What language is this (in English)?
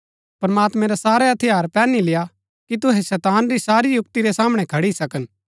Gaddi